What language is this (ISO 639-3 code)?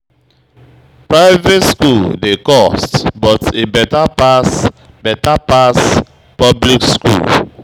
pcm